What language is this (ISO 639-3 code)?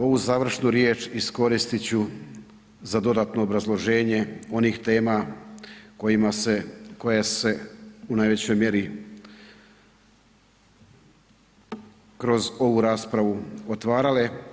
hrv